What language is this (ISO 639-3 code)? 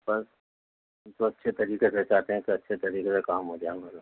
urd